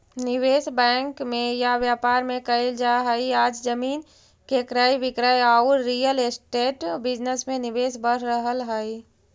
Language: Magahi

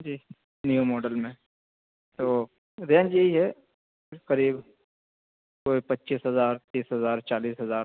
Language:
Urdu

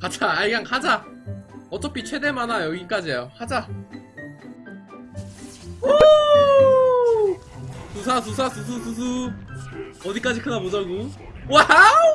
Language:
Korean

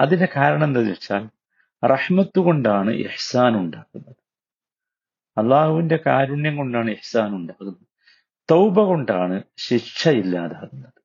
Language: Malayalam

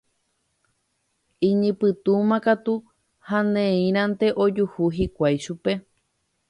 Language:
Guarani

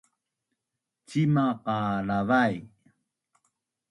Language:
Bunun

